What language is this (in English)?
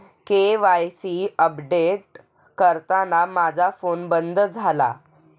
Marathi